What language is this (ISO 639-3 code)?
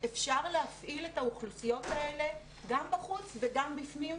heb